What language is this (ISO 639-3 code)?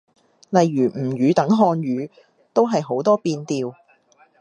yue